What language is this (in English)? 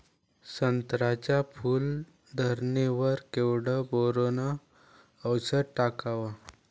Marathi